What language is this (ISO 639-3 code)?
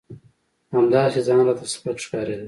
pus